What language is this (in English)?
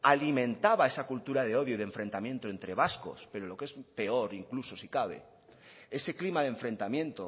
Spanish